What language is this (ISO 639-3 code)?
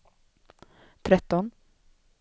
swe